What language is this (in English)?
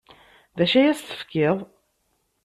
Kabyle